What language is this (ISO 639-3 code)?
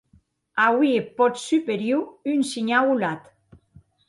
oci